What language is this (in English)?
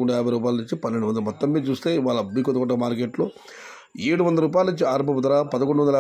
Telugu